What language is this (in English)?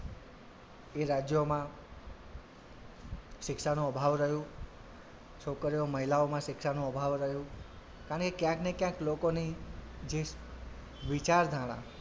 Gujarati